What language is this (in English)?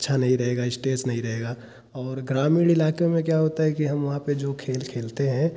Hindi